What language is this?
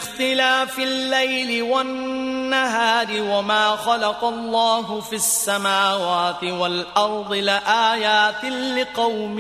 Korean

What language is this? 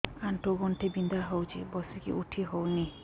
Odia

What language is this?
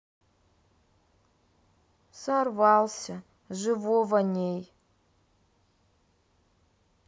Russian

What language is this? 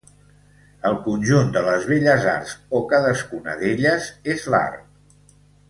Catalan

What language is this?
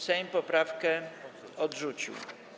Polish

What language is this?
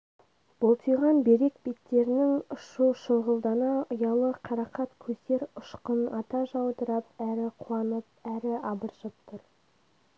Kazakh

